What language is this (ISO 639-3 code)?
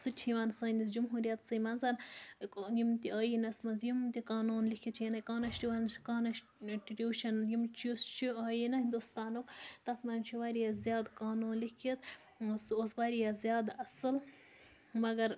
kas